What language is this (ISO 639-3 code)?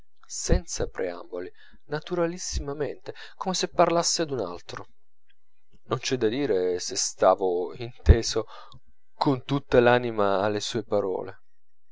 ita